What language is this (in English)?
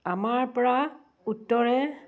Assamese